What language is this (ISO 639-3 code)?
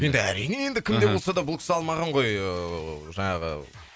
kaz